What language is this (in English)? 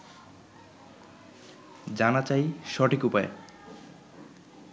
Bangla